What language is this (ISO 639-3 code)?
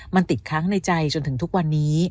tha